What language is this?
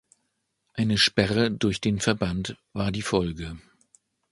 German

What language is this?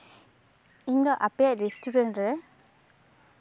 Santali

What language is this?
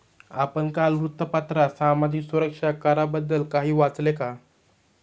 Marathi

